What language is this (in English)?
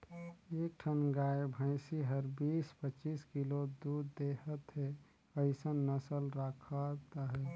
Chhattisgarhi